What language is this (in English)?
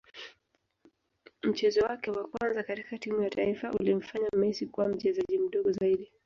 Swahili